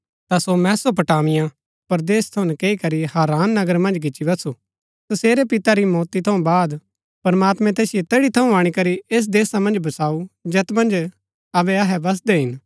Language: Gaddi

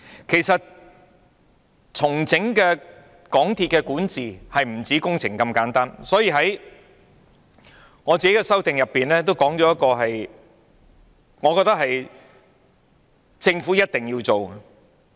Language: Cantonese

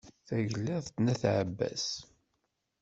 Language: Kabyle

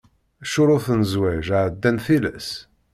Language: Kabyle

